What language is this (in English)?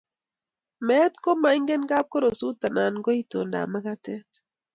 Kalenjin